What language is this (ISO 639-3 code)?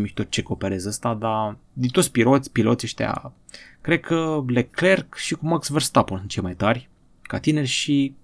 ron